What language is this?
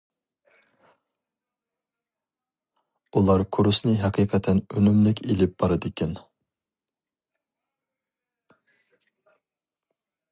Uyghur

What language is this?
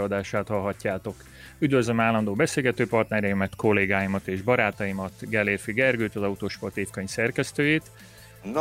Hungarian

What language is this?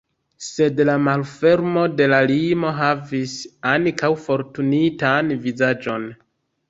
Esperanto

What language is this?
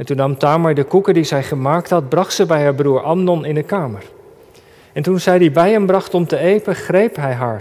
Dutch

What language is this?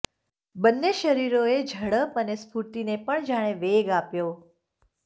Gujarati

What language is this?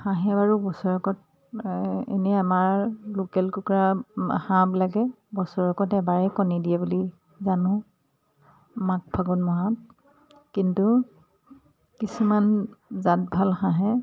Assamese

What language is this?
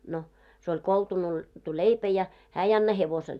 Finnish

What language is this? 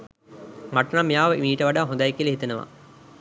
Sinhala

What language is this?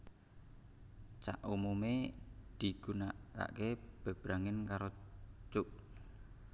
Javanese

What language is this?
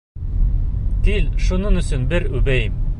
Bashkir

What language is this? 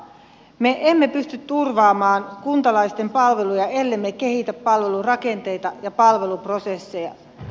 Finnish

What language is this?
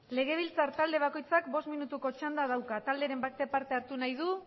Basque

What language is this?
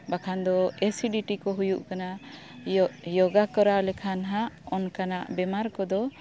Santali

